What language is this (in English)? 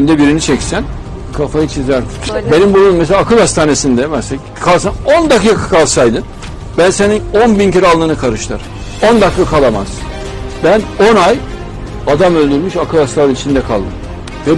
Turkish